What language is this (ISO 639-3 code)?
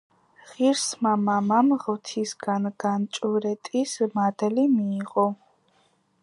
kat